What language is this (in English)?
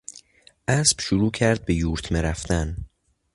Persian